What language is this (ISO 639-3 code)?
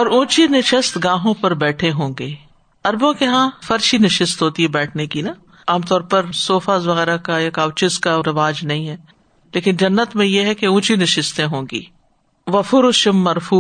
urd